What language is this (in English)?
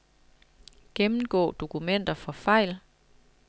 Danish